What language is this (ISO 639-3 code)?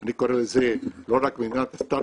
heb